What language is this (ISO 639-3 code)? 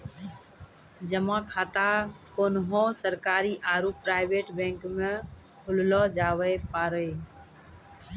mai